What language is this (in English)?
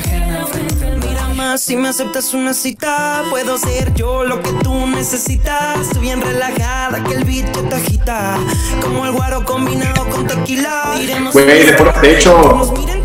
Spanish